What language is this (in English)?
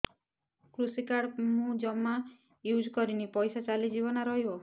Odia